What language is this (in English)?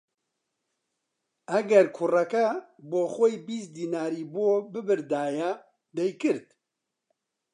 Central Kurdish